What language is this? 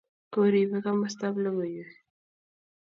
Kalenjin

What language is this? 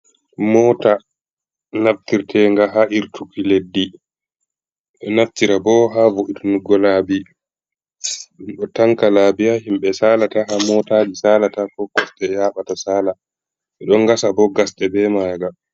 Fula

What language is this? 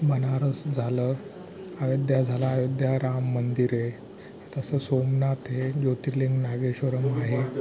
Marathi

